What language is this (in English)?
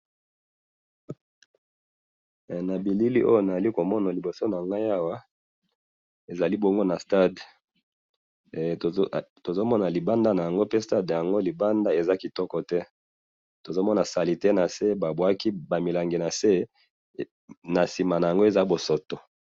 Lingala